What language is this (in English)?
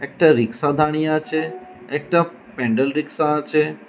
Bangla